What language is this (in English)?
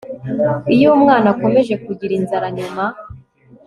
Kinyarwanda